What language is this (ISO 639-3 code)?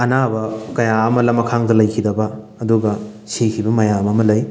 mni